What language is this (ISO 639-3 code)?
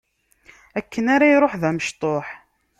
kab